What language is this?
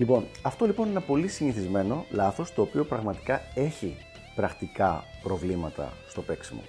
Greek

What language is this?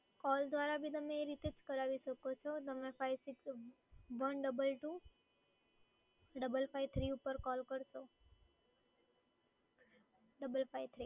Gujarati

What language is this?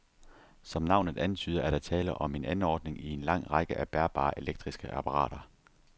Danish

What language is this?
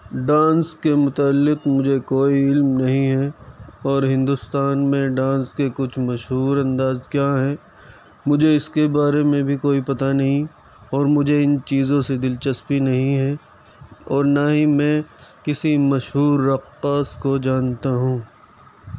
Urdu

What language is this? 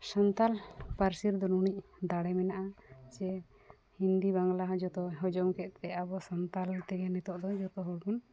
Santali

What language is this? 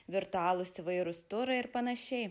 Lithuanian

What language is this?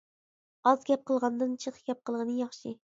Uyghur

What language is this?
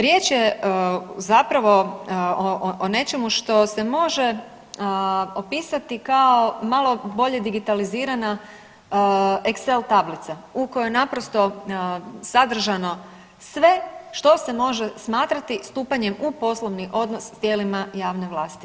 Croatian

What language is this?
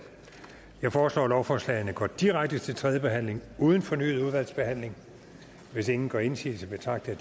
Danish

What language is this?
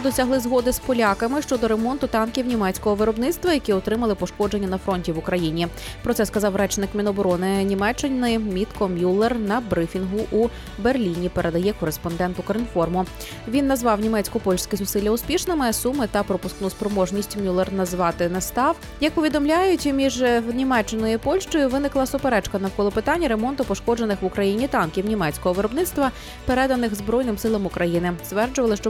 Ukrainian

